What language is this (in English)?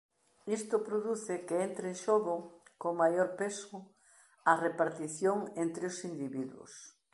Galician